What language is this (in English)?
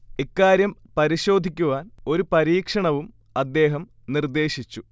Malayalam